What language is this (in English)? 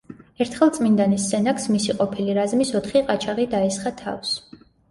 Georgian